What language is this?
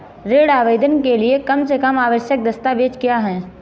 Hindi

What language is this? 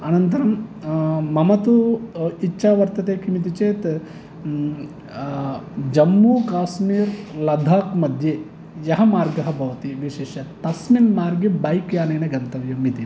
Sanskrit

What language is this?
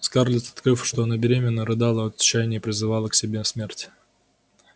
Russian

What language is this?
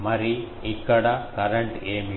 Telugu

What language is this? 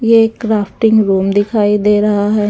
Hindi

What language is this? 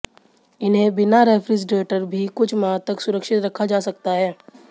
Hindi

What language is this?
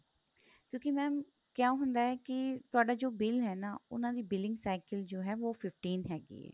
Punjabi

